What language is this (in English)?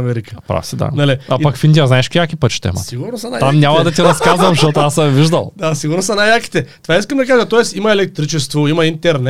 Bulgarian